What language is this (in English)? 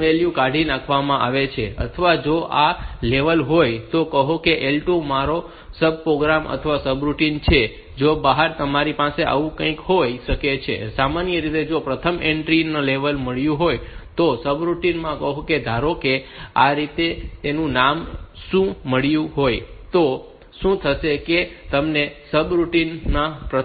Gujarati